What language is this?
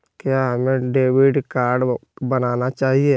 Magahi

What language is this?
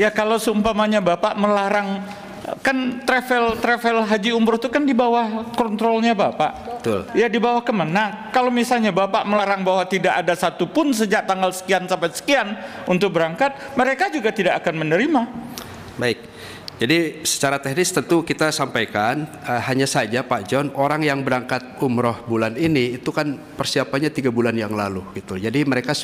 Indonesian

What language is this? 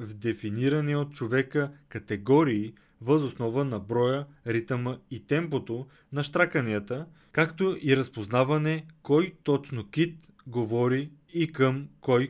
Bulgarian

